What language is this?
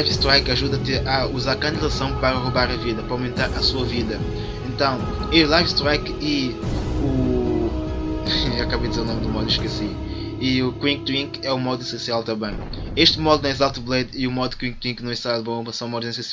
Portuguese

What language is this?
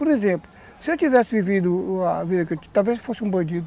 Portuguese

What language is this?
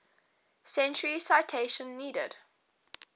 English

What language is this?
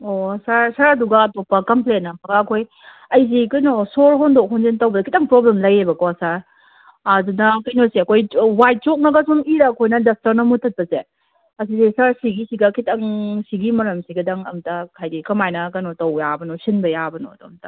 Manipuri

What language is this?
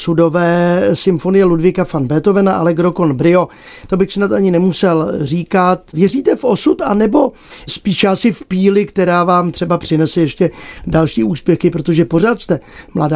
Czech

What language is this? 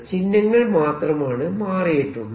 Malayalam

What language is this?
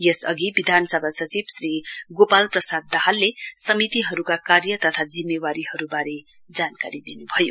Nepali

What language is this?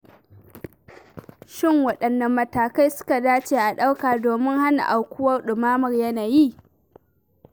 Hausa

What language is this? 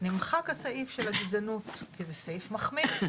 Hebrew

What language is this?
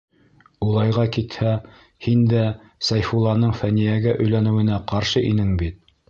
Bashkir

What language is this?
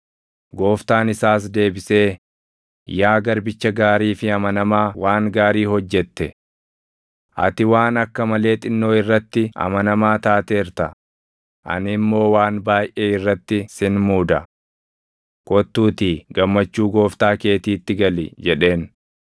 Oromo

